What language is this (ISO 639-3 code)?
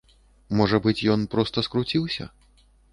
bel